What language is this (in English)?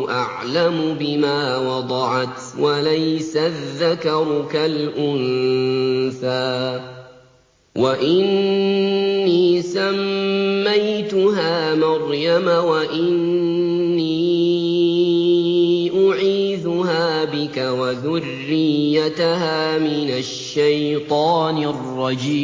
Arabic